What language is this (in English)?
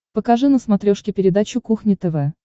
Russian